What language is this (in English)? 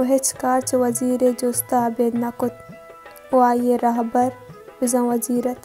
Hindi